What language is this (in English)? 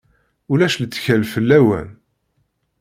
Kabyle